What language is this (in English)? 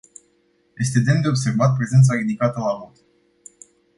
Romanian